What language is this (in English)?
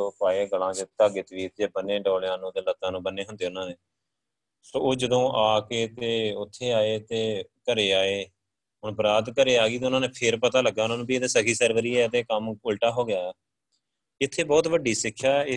Punjabi